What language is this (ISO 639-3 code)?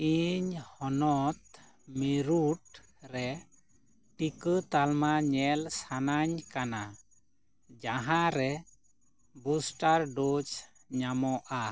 sat